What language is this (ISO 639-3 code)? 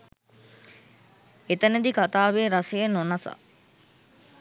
sin